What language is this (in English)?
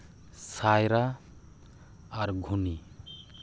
Santali